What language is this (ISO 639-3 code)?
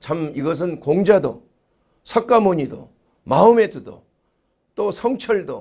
kor